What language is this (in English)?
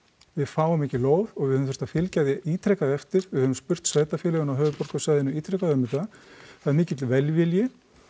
Icelandic